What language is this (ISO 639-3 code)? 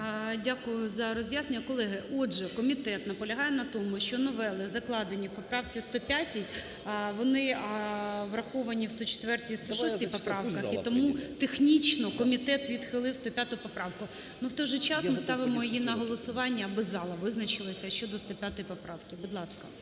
ukr